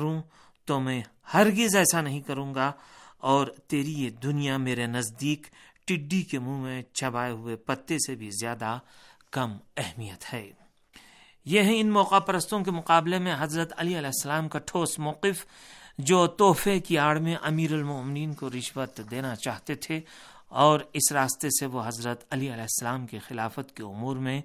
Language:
Urdu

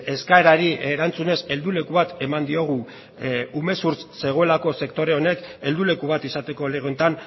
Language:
Basque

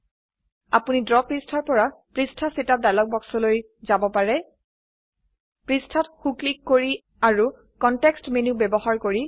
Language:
Assamese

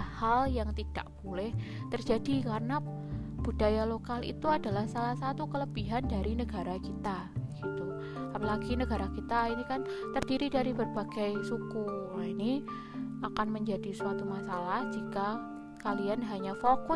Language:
Indonesian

